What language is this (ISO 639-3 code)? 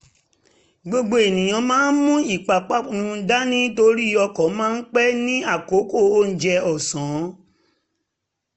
yor